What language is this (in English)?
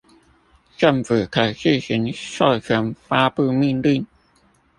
Chinese